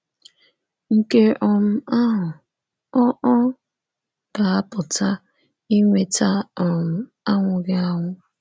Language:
Igbo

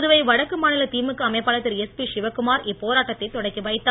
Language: Tamil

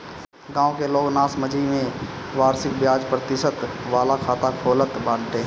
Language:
Bhojpuri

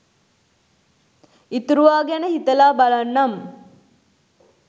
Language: Sinhala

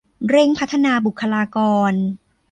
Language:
Thai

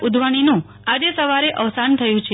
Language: Gujarati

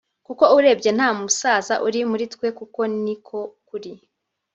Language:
Kinyarwanda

